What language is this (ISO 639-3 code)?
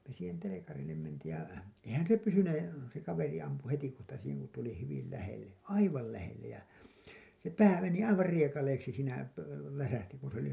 fin